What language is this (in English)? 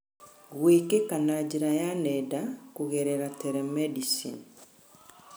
Kikuyu